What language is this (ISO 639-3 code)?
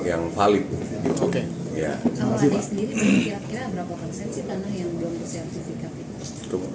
ind